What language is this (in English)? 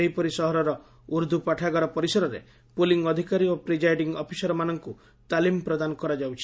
Odia